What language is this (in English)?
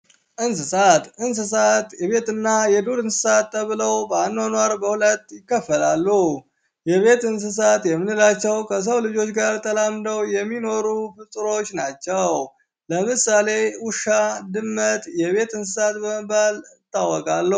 Amharic